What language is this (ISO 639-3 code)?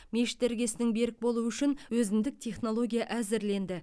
kaz